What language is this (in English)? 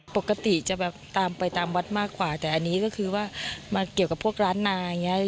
Thai